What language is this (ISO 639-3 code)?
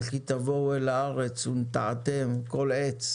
heb